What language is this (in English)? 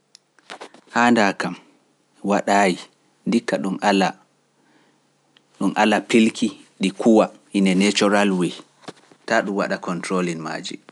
Pular